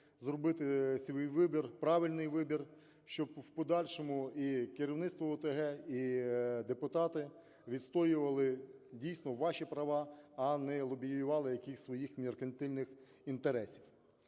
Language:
Ukrainian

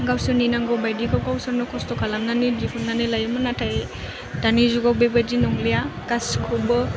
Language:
Bodo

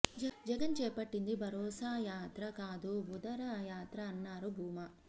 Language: Telugu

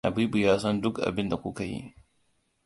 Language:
Hausa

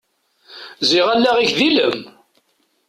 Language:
Kabyle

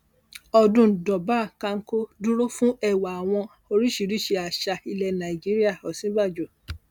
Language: Yoruba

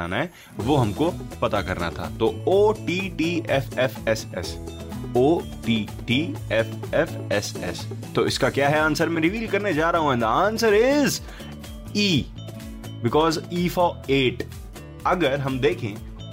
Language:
Hindi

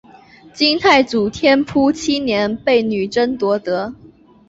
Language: Chinese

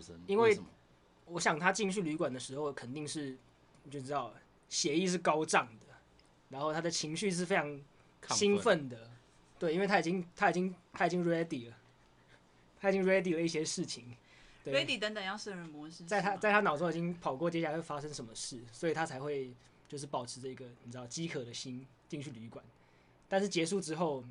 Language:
Chinese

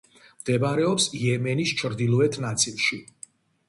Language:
Georgian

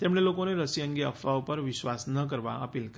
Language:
Gujarati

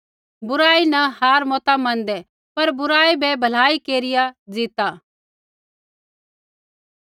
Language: Kullu Pahari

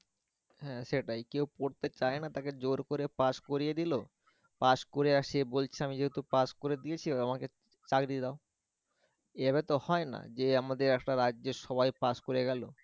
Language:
Bangla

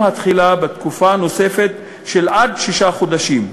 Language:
Hebrew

